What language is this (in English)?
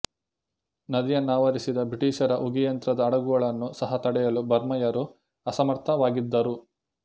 Kannada